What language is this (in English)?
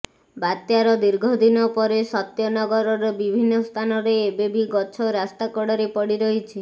Odia